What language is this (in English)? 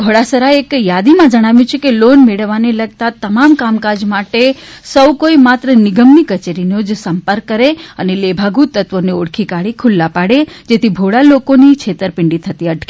Gujarati